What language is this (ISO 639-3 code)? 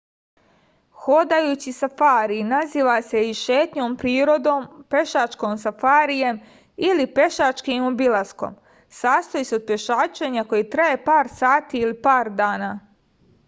srp